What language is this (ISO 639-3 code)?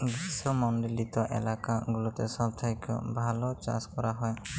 ben